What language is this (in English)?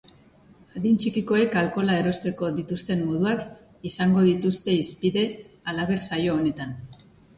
Basque